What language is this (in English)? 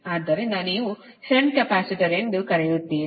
Kannada